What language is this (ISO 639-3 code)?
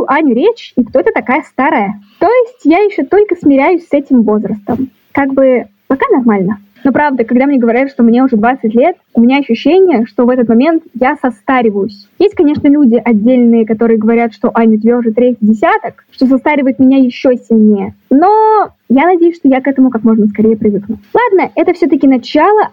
rus